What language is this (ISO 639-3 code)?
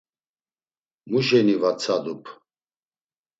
lzz